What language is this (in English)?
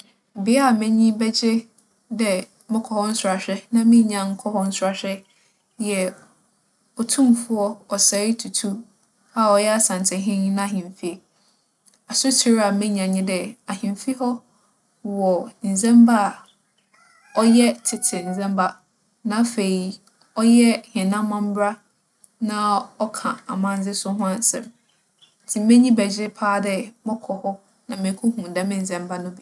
Akan